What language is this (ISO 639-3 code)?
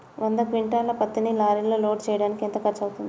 tel